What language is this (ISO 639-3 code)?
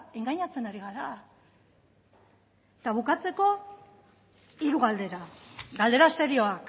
eus